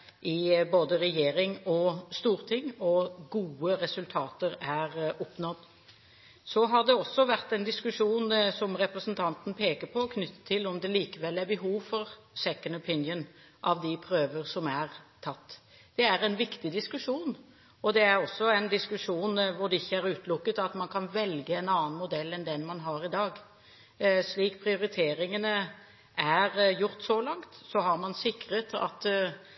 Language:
Norwegian Bokmål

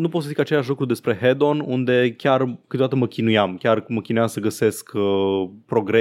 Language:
Romanian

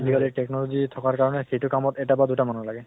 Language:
Assamese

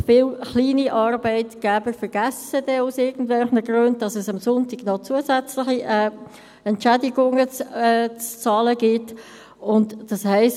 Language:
Swiss German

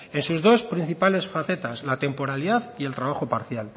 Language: Spanish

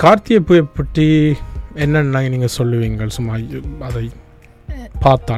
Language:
Tamil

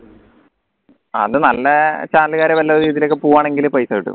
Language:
Malayalam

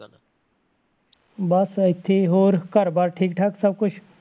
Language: Punjabi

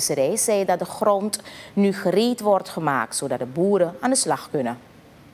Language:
Dutch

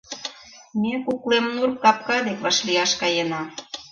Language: Mari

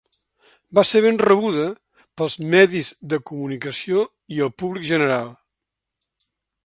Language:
Catalan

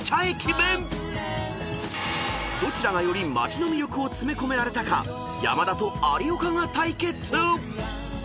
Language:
Japanese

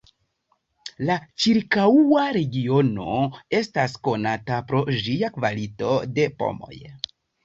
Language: Esperanto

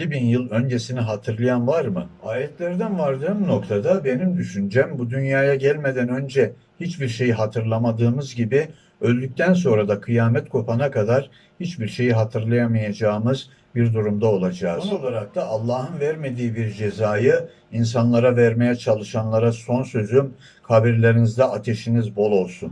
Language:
Turkish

